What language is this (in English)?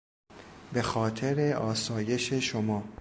Persian